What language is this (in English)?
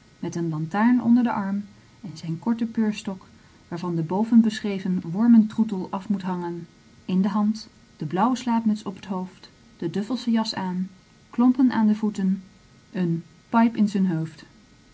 Dutch